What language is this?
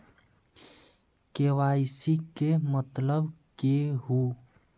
Magahi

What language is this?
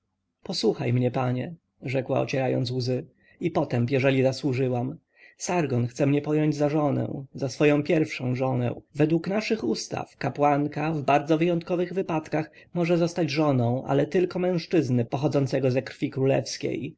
Polish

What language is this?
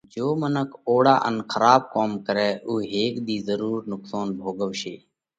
Parkari Koli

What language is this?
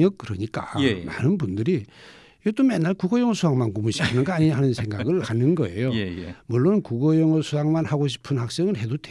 Korean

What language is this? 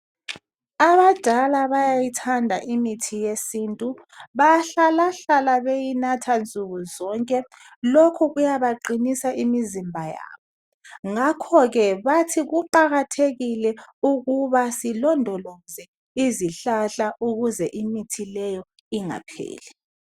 North Ndebele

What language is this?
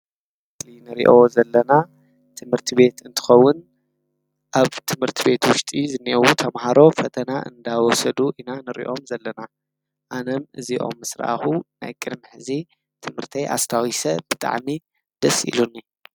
Tigrinya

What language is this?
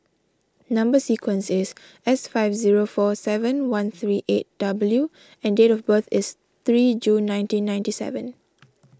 English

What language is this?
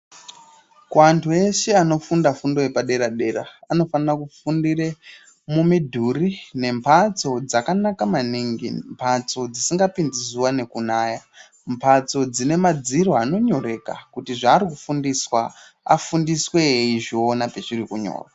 Ndau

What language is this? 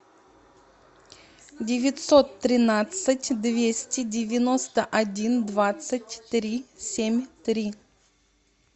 Russian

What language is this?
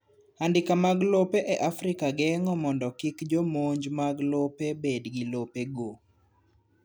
Luo (Kenya and Tanzania)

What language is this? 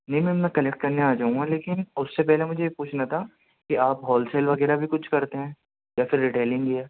Urdu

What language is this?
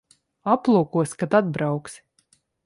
Latvian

